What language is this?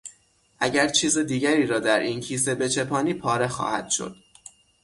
Persian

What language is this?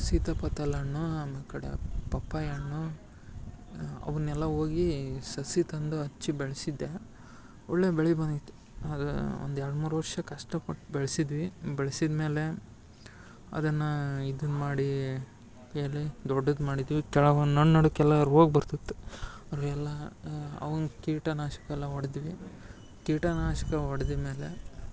Kannada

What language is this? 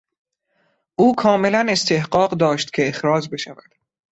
Persian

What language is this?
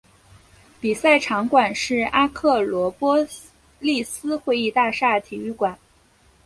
Chinese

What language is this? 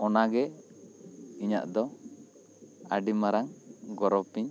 Santali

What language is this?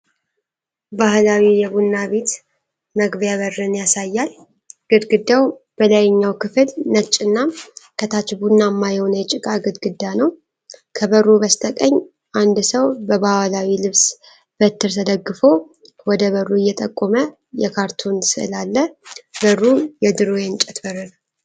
Amharic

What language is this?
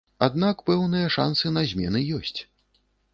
Belarusian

